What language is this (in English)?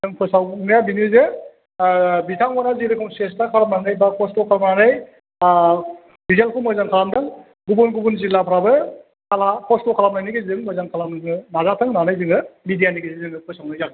Bodo